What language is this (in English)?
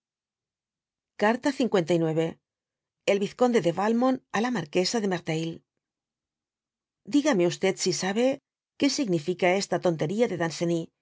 Spanish